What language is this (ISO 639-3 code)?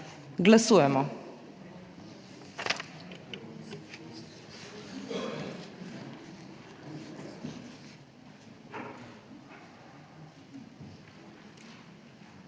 slv